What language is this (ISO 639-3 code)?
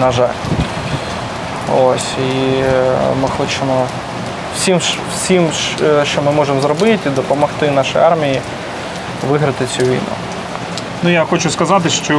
ukr